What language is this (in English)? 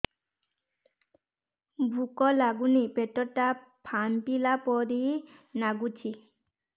Odia